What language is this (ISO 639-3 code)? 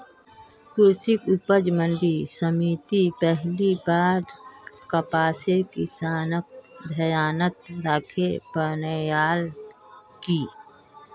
mag